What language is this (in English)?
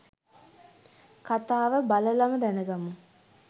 Sinhala